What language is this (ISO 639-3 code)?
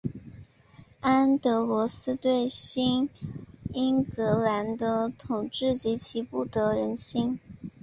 zho